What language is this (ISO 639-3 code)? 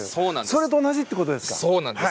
jpn